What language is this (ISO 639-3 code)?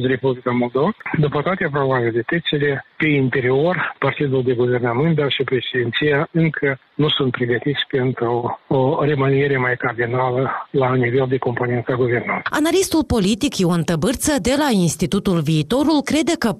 ron